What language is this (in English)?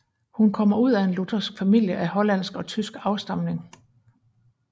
Danish